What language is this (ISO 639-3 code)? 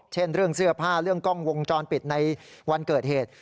tha